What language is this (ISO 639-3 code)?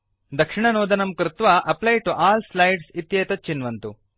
san